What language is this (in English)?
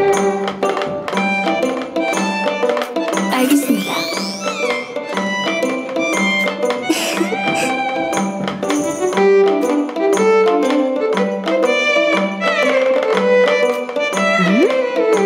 Korean